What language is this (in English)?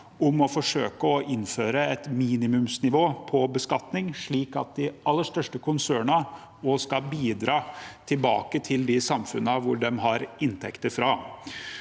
Norwegian